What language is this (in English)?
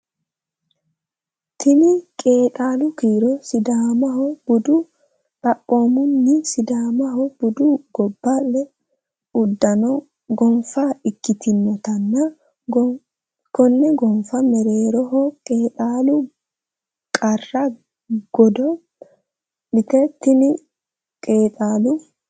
Sidamo